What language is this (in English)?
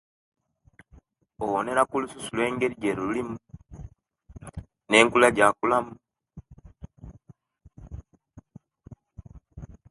Kenyi